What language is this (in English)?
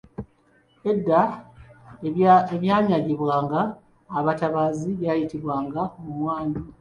Ganda